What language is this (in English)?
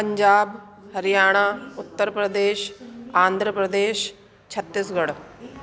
Sindhi